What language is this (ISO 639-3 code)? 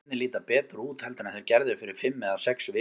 isl